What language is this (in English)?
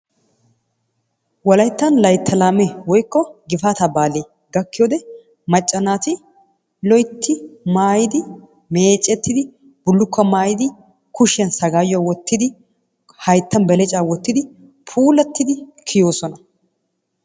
Wolaytta